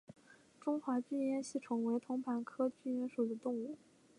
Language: Chinese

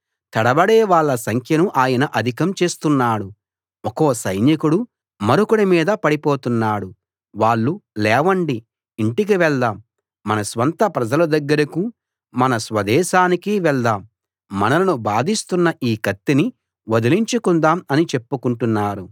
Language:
Telugu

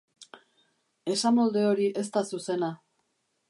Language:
Basque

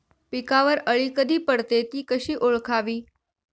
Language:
Marathi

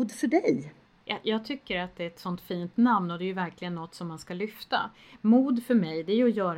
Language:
Swedish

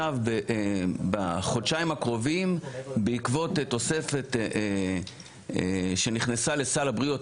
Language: Hebrew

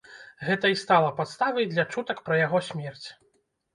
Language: Belarusian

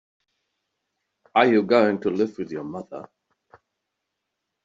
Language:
English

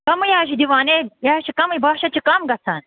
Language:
Kashmiri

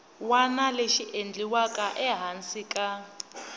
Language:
Tsonga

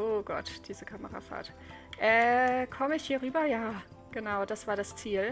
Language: German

